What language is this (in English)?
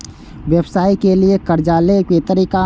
Maithili